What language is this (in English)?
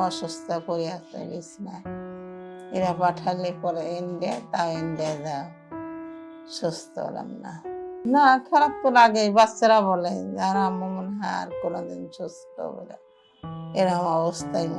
Turkish